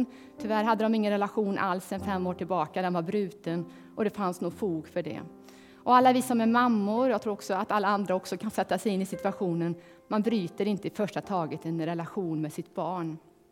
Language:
Swedish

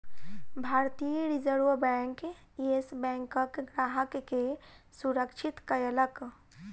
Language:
Maithili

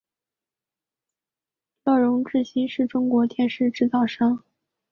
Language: Chinese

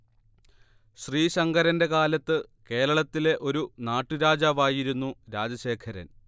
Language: Malayalam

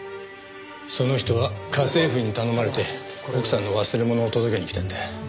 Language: Japanese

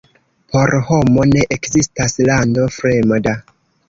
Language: Esperanto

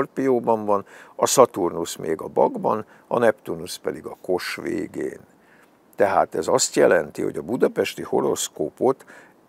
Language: Hungarian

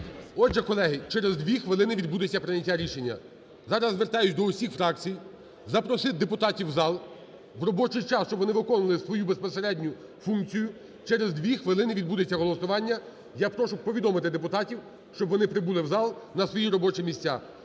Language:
Ukrainian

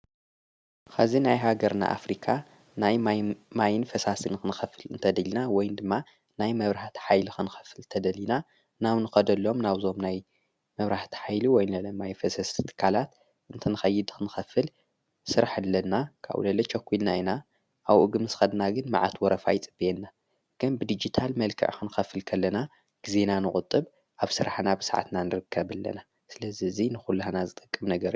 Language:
Tigrinya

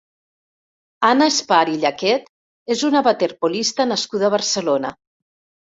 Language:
Catalan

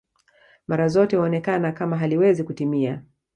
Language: Swahili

